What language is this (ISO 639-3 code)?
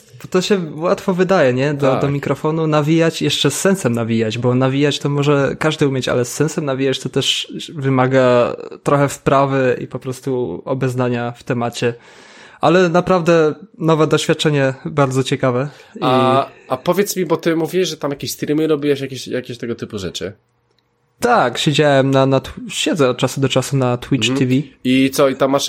pol